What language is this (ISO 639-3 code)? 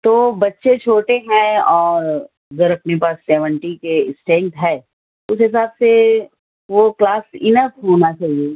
urd